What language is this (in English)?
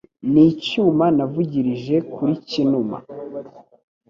Kinyarwanda